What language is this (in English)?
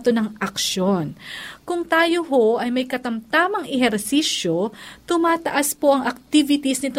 Filipino